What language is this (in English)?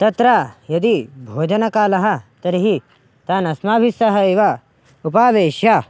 Sanskrit